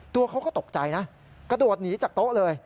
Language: Thai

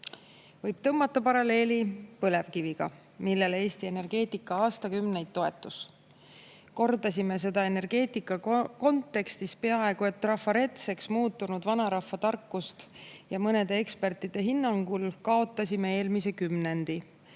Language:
Estonian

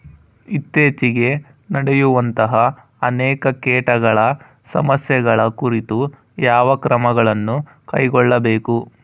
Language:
Kannada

